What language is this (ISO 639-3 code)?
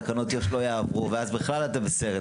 heb